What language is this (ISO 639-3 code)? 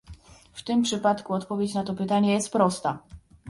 pol